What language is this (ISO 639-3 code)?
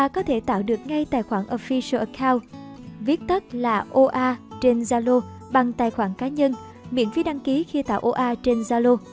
vie